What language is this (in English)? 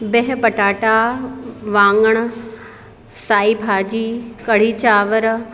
Sindhi